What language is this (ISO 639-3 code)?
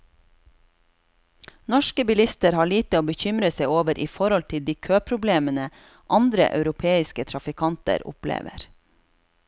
nor